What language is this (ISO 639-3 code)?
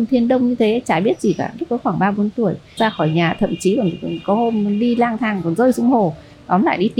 vie